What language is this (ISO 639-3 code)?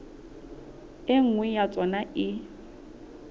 sot